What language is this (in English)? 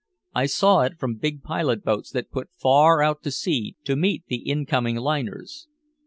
English